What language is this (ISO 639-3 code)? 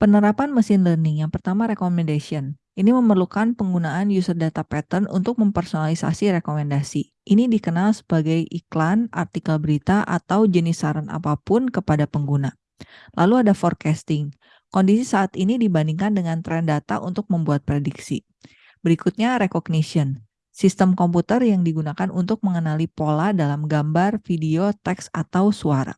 ind